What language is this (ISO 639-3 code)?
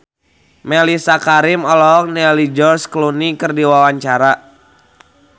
sun